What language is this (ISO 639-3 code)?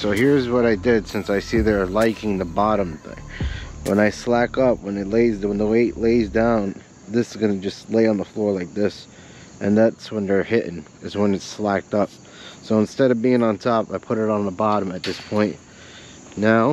eng